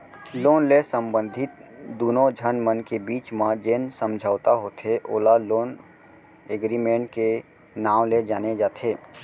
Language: Chhattisgarhi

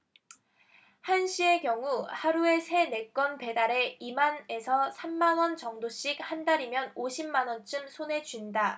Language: Korean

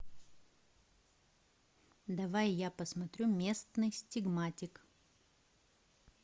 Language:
Russian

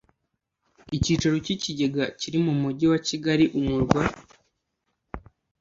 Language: Kinyarwanda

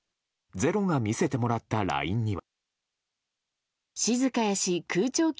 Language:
Japanese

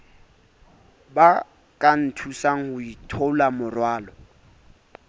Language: Southern Sotho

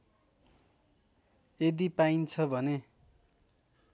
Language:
Nepali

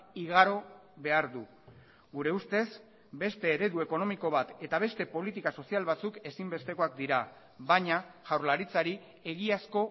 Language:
Basque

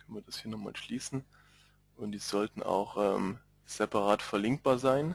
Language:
German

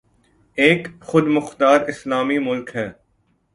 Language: Urdu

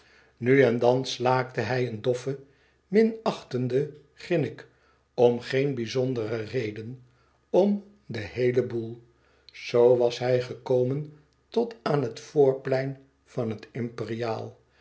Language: Dutch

